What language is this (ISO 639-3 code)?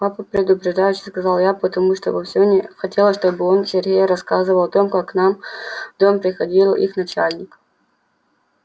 rus